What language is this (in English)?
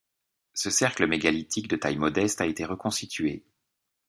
French